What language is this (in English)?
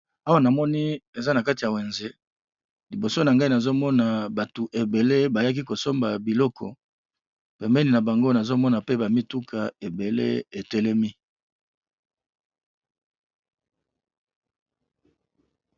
Lingala